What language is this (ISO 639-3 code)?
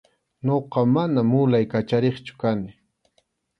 qxu